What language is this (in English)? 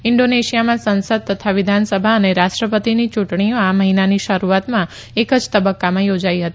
Gujarati